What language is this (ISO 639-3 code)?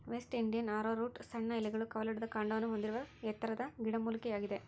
kan